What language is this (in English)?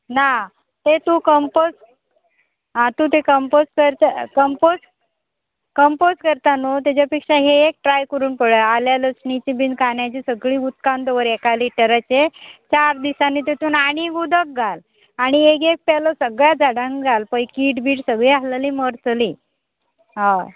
Konkani